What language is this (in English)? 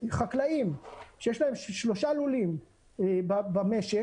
Hebrew